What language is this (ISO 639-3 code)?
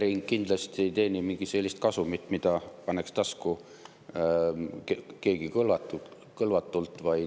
est